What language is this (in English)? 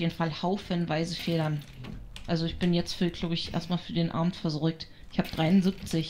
German